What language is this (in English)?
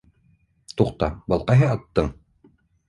Bashkir